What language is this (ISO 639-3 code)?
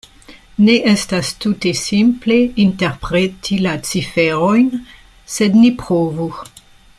epo